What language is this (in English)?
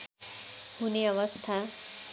Nepali